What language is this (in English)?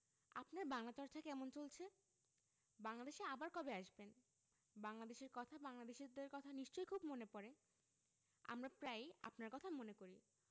Bangla